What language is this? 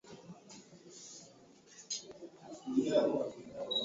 Swahili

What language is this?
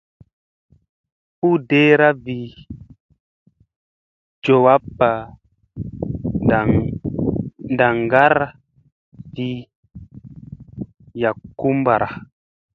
Musey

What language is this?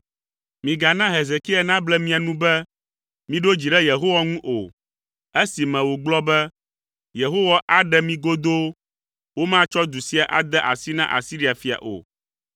Ewe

